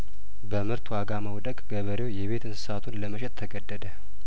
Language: Amharic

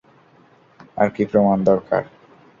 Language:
Bangla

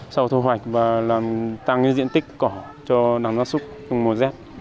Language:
Vietnamese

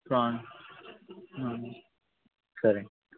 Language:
Telugu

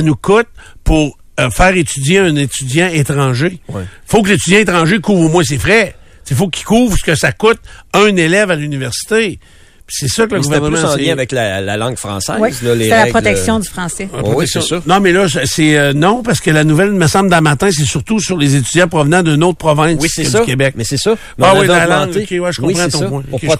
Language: French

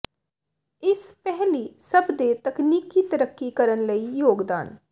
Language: Punjabi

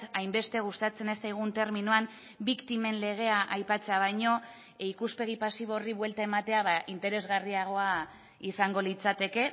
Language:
Basque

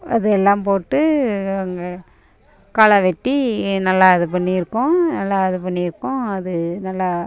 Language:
Tamil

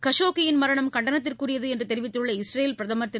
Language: Tamil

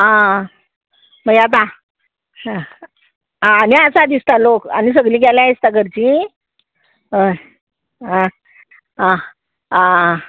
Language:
Konkani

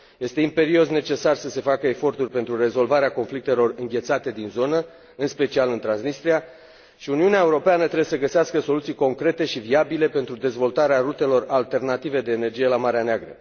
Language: Romanian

